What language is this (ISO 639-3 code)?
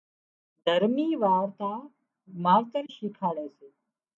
kxp